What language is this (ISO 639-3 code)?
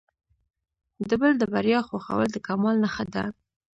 pus